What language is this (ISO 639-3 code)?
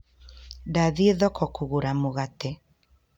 kik